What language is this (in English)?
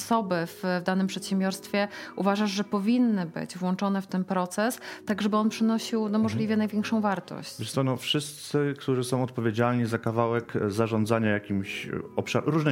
Polish